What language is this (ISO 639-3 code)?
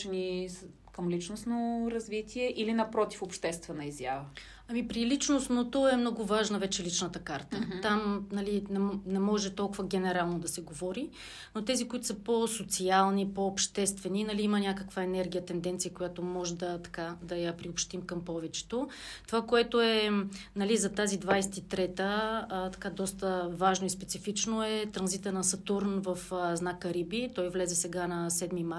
bul